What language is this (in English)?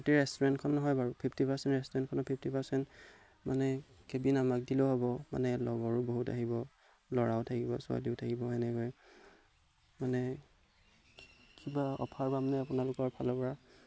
Assamese